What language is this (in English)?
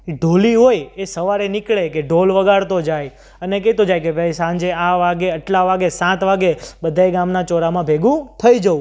Gujarati